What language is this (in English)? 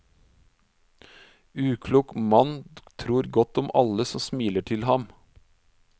Norwegian